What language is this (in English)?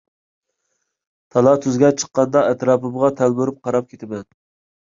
Uyghur